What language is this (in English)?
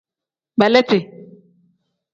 Tem